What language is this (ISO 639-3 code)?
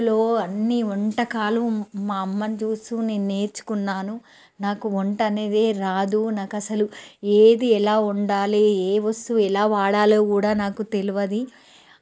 tel